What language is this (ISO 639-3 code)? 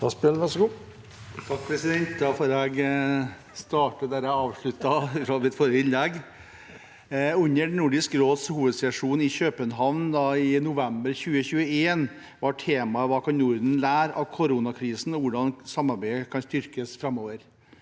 nor